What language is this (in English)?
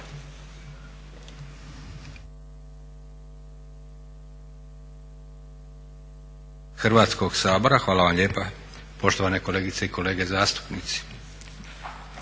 Croatian